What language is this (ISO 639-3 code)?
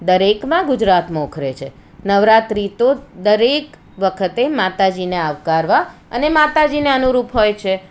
guj